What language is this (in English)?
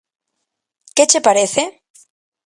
Galician